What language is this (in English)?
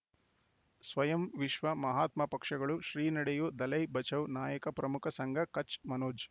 Kannada